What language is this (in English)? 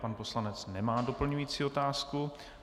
Czech